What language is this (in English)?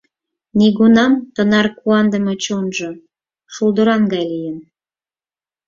Mari